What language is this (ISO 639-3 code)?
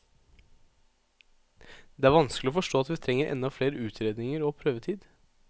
nor